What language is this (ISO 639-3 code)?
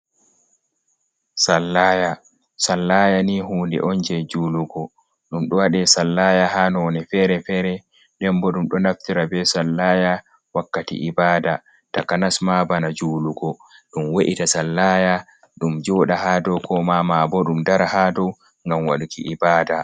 ful